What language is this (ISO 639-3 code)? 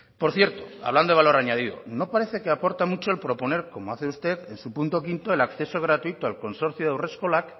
spa